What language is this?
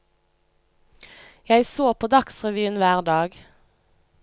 Norwegian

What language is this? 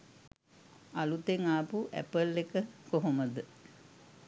Sinhala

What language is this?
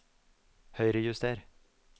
Norwegian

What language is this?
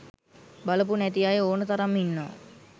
Sinhala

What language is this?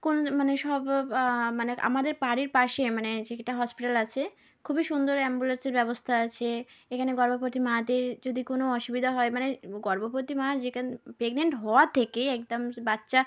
Bangla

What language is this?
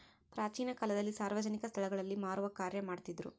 Kannada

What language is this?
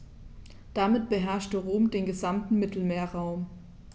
German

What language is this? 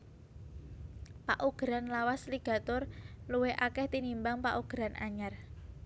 Javanese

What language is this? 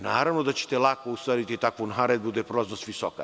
Serbian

